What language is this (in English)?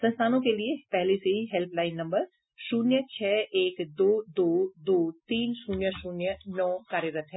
Hindi